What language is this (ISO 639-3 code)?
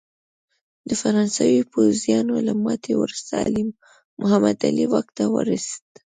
pus